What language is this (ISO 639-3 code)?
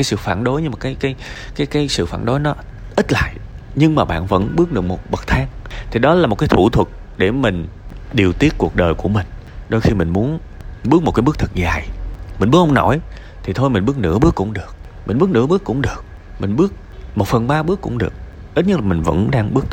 vie